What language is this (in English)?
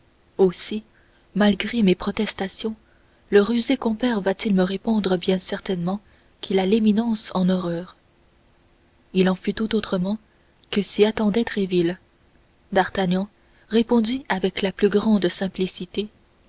French